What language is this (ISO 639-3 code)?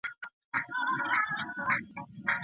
pus